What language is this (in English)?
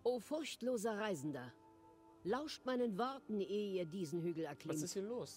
German